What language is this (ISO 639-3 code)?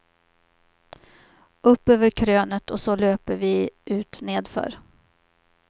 swe